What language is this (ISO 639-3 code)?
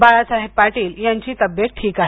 mar